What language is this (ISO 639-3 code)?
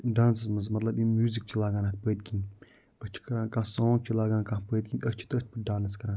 kas